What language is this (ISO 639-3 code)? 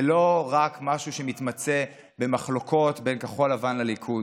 heb